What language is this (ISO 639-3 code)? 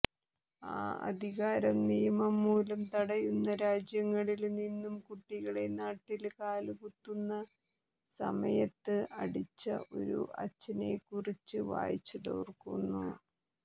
mal